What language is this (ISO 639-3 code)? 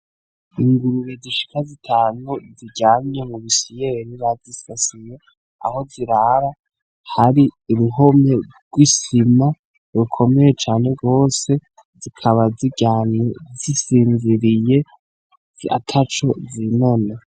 run